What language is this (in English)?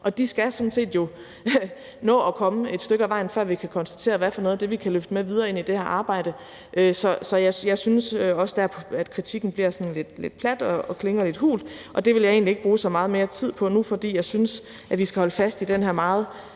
Danish